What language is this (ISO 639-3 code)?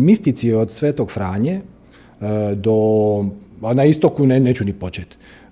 hrv